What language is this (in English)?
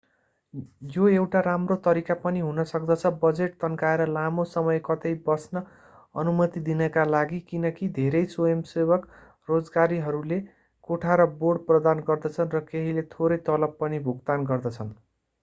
Nepali